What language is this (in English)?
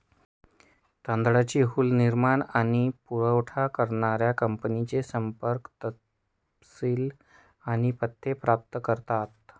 Marathi